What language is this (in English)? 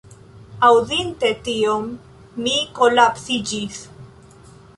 Esperanto